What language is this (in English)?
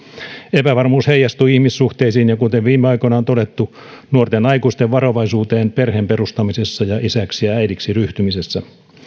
Finnish